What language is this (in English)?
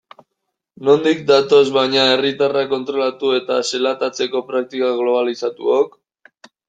Basque